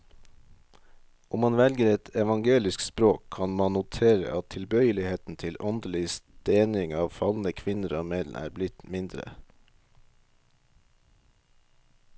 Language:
Norwegian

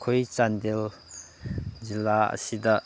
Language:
Manipuri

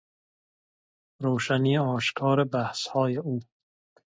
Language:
Persian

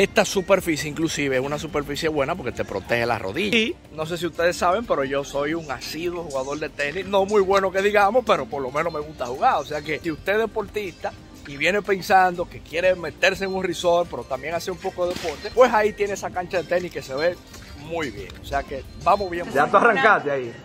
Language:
Spanish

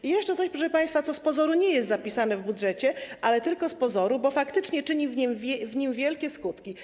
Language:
Polish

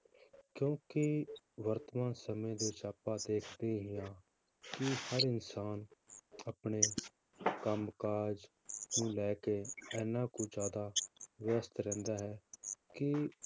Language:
Punjabi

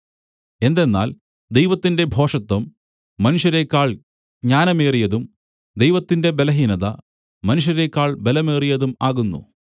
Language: Malayalam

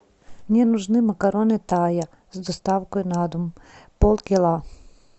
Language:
Russian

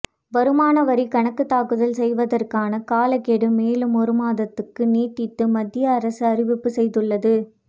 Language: Tamil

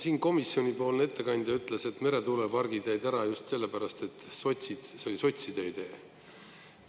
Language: Estonian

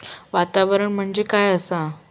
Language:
Marathi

